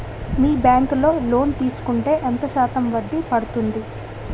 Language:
Telugu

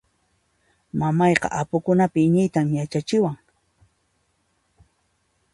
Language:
Puno Quechua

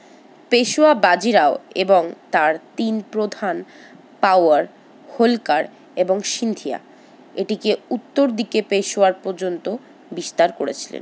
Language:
Bangla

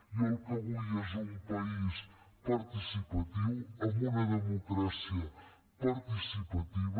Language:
Catalan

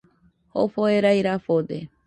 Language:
Nüpode Huitoto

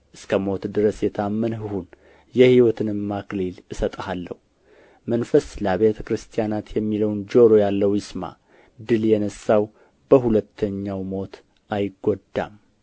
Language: Amharic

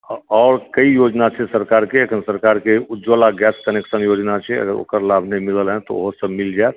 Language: Maithili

